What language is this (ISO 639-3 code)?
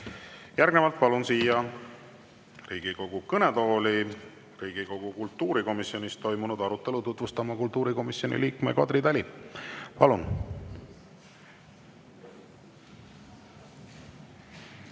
est